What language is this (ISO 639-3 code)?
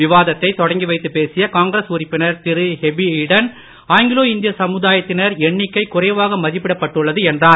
tam